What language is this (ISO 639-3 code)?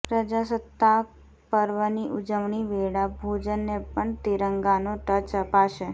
guj